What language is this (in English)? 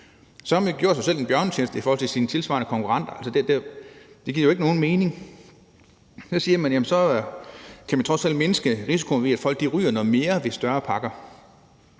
Danish